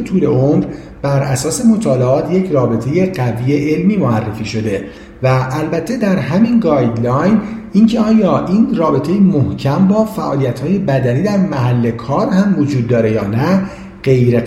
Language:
Persian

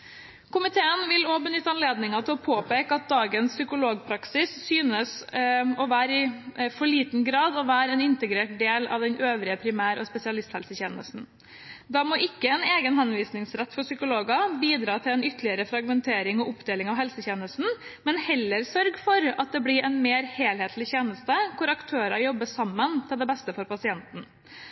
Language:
Norwegian Bokmål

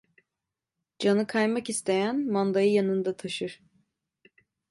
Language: Turkish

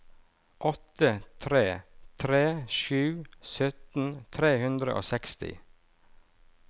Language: Norwegian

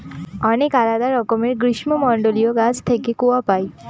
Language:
Bangla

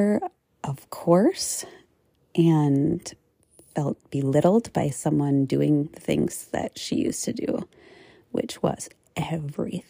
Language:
English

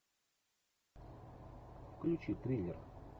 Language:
Russian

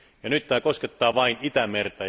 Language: Finnish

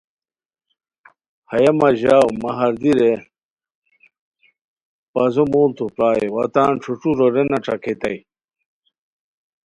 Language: Khowar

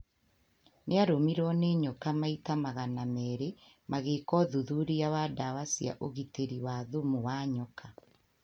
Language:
Kikuyu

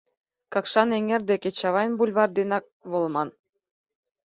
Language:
Mari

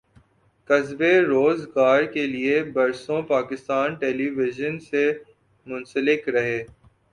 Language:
Urdu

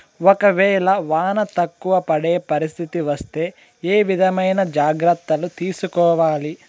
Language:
Telugu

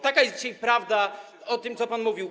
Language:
Polish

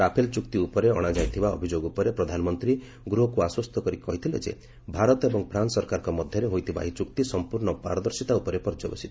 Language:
Odia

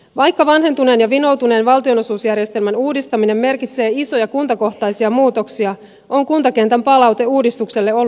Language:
Finnish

